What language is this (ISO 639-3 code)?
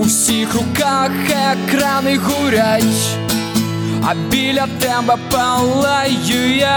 ukr